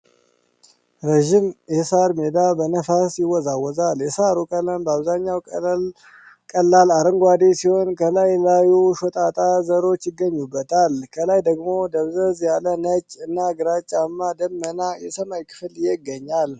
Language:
Amharic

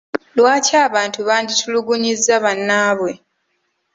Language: Ganda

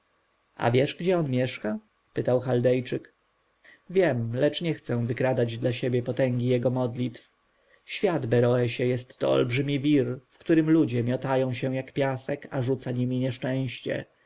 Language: Polish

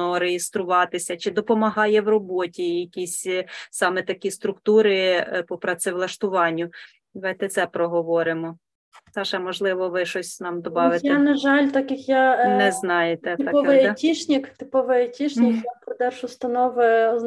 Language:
Ukrainian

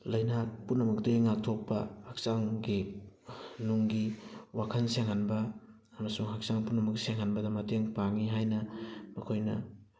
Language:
Manipuri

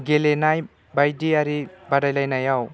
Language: Bodo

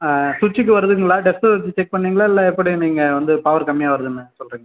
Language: Tamil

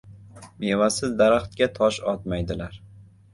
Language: Uzbek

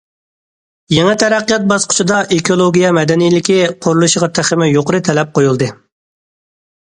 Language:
Uyghur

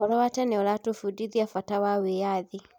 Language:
Kikuyu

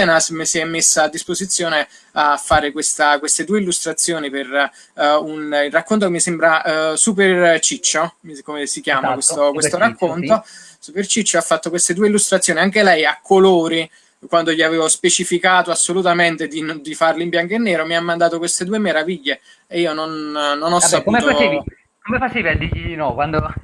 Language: Italian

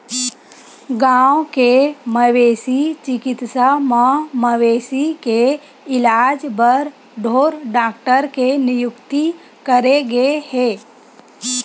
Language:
Chhattisgarhi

